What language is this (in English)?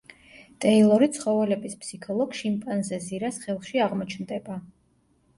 Georgian